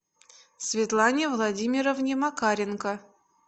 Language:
Russian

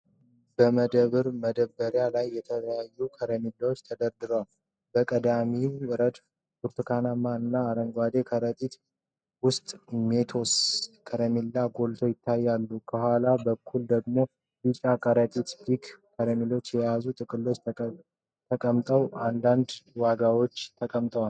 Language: Amharic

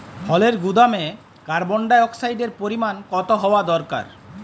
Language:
Bangla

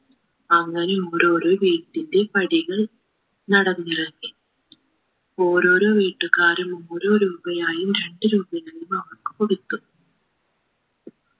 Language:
Malayalam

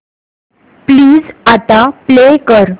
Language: Marathi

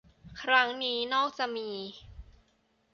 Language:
Thai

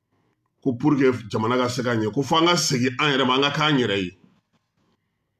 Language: French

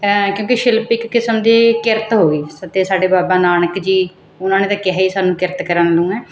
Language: Punjabi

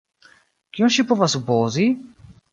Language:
Esperanto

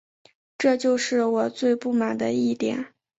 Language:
Chinese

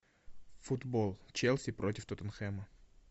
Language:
Russian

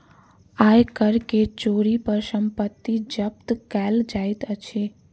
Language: Maithili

